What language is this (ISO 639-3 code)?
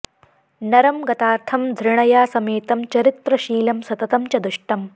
san